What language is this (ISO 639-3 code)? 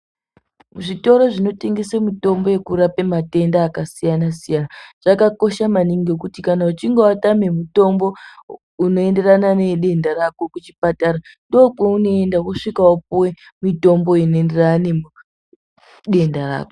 ndc